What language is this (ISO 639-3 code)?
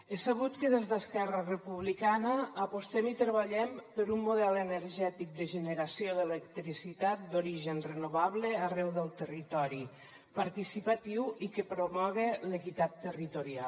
cat